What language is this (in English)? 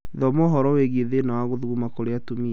Kikuyu